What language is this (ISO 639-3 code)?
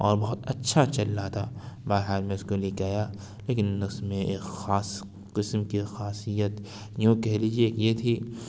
urd